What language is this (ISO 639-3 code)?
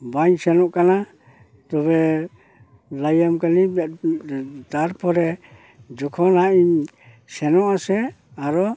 sat